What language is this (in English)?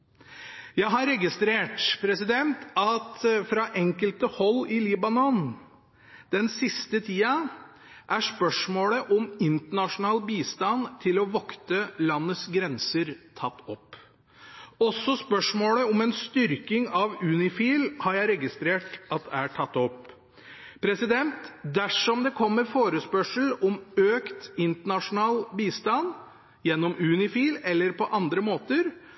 Norwegian Bokmål